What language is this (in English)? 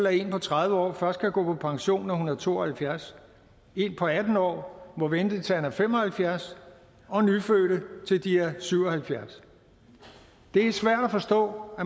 Danish